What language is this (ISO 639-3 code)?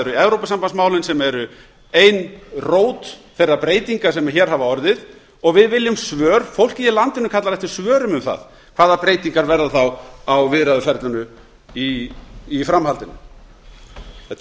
isl